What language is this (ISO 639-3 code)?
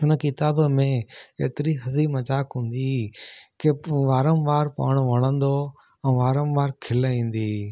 snd